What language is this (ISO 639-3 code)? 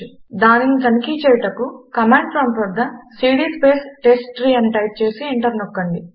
tel